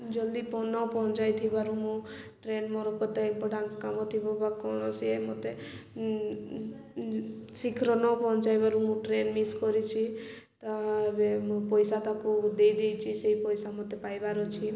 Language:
Odia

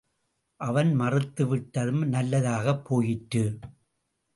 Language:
Tamil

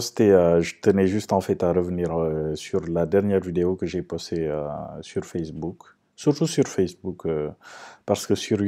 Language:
French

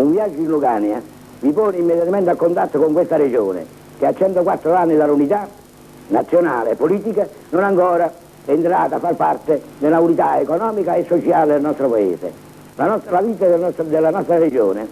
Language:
Italian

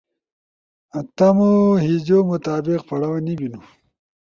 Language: Ushojo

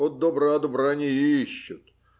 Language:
Russian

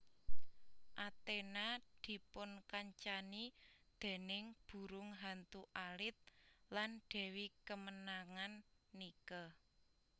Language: Javanese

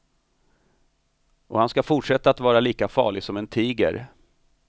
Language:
Swedish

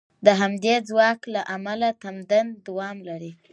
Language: Pashto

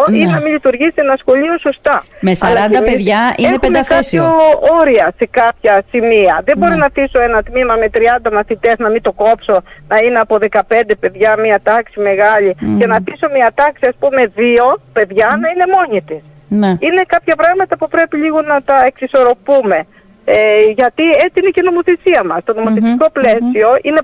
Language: Greek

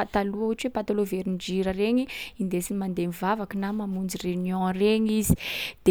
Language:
Sakalava Malagasy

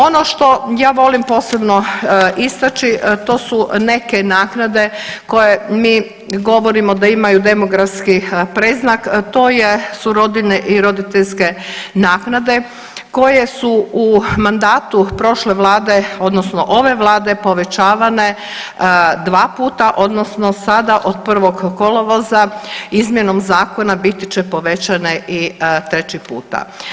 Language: Croatian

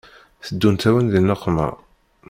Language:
Kabyle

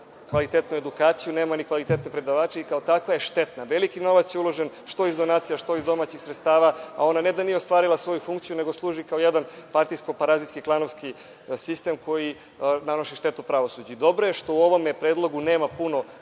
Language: Serbian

